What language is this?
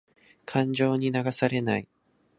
Japanese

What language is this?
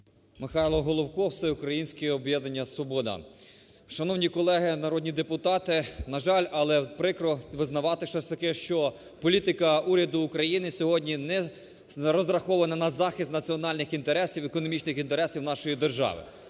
Ukrainian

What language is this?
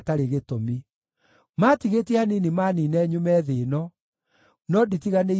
Kikuyu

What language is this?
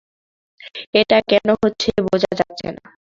Bangla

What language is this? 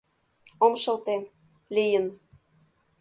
Mari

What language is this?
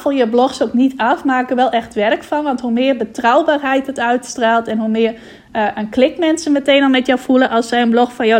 Dutch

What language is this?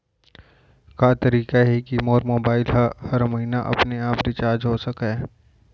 Chhattisgarhi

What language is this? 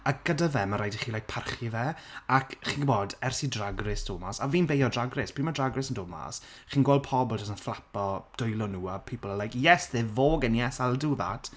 Welsh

